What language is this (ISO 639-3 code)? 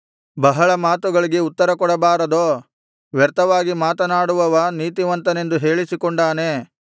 kan